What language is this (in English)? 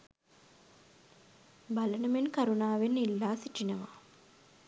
Sinhala